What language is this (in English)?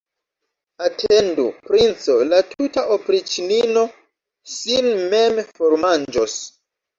Esperanto